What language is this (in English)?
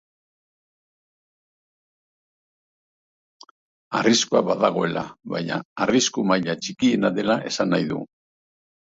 Basque